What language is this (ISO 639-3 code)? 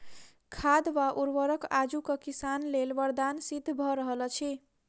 mai